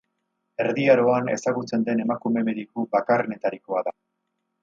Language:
Basque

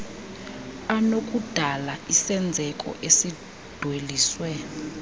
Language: Xhosa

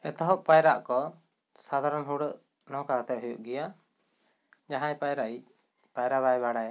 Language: Santali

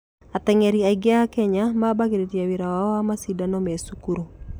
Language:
Kikuyu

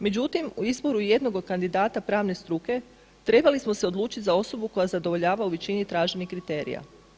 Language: Croatian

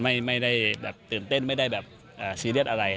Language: Thai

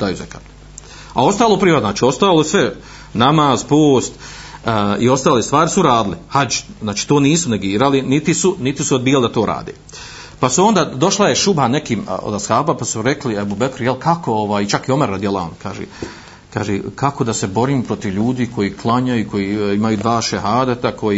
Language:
Croatian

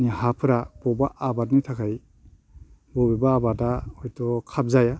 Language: Bodo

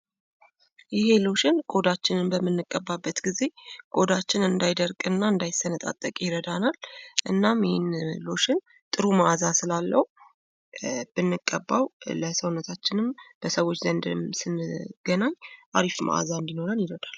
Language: Amharic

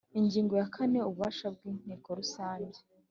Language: Kinyarwanda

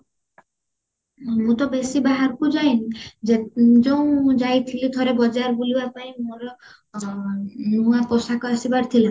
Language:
Odia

